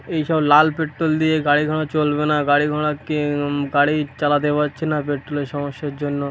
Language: Bangla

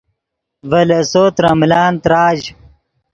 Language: Yidgha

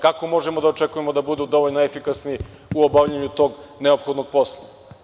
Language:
Serbian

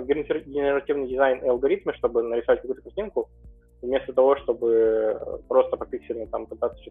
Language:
Russian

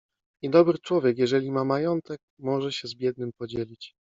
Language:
Polish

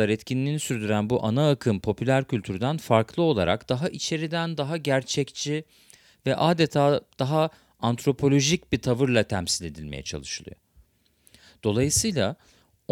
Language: Turkish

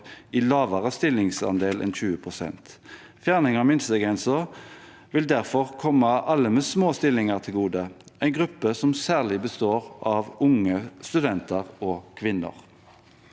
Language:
Norwegian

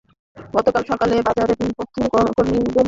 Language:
Bangla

